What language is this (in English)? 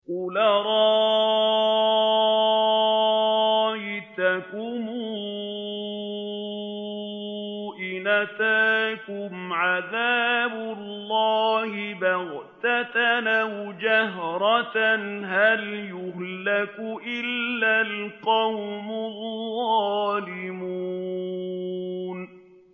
Arabic